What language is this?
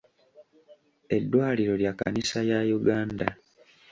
Ganda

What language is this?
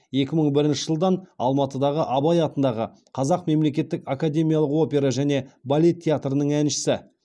Kazakh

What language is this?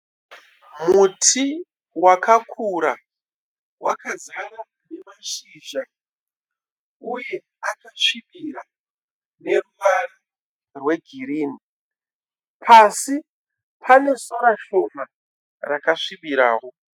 Shona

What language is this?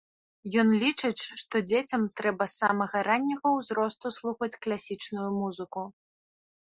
Belarusian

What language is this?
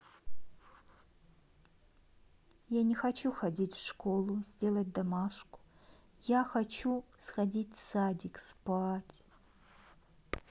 Russian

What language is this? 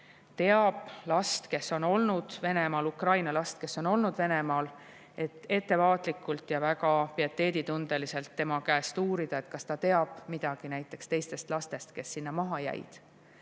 Estonian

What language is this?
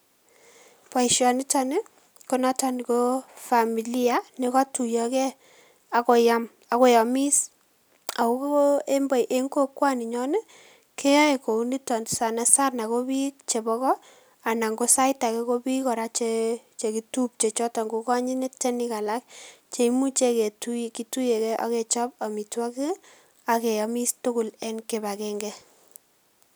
Kalenjin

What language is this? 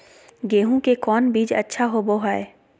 Magahi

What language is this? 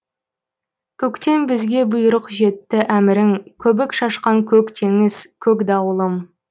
Kazakh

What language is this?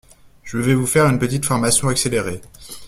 French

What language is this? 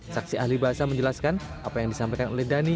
Indonesian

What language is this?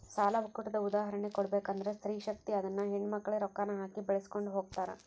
Kannada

